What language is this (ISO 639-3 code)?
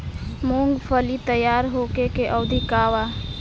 bho